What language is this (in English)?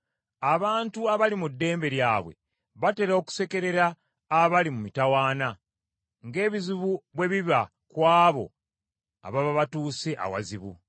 Ganda